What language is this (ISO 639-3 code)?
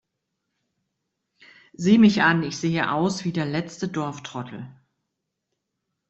deu